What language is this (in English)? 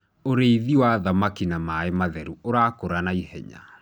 Kikuyu